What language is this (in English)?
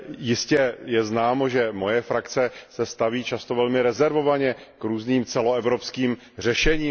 Czech